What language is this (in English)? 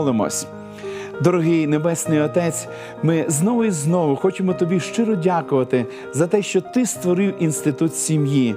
Ukrainian